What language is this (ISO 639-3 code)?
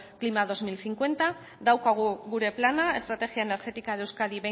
eus